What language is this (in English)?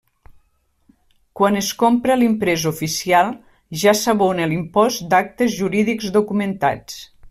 Catalan